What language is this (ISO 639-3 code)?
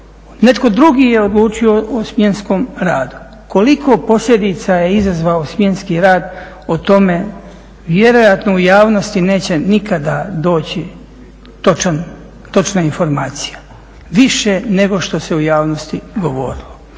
hrv